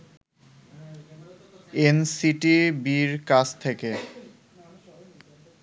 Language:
Bangla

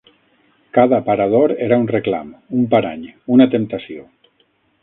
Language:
Catalan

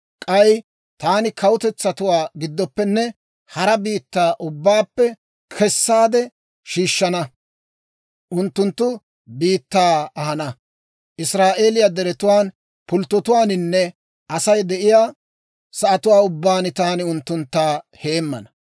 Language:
Dawro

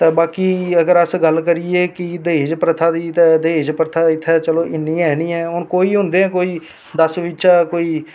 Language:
Dogri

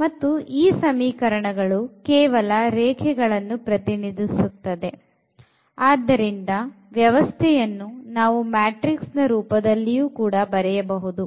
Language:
Kannada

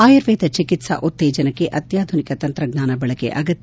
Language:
Kannada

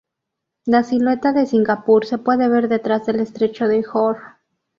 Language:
Spanish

